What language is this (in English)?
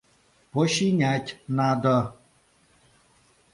Mari